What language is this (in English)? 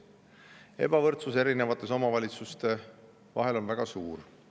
Estonian